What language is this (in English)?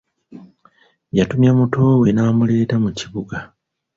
Ganda